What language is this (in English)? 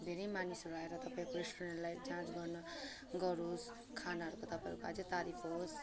Nepali